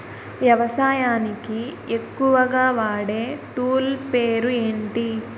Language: Telugu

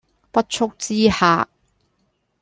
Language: Cantonese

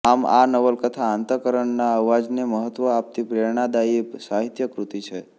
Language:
Gujarati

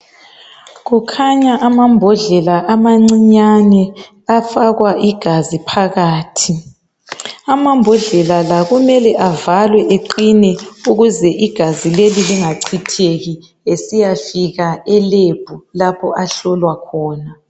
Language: North Ndebele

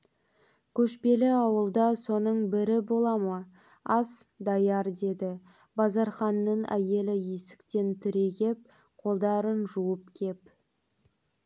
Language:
Kazakh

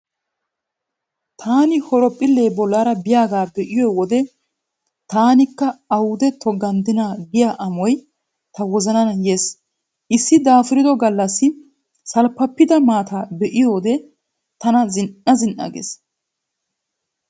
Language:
Wolaytta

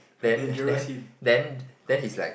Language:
English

